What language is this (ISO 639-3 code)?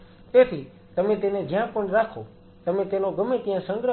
guj